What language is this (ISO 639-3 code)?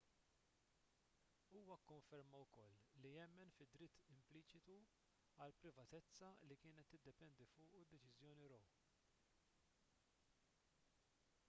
mlt